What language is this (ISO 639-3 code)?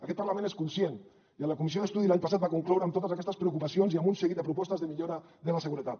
cat